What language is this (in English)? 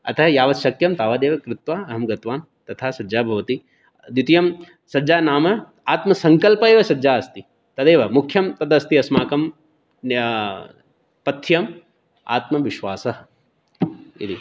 Sanskrit